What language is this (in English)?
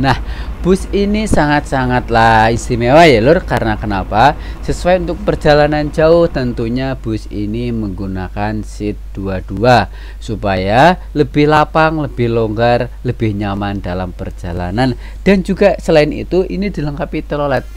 Indonesian